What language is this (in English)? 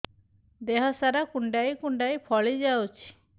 Odia